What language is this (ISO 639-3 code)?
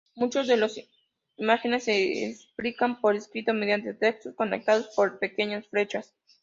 spa